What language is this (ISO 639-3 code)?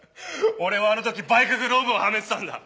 jpn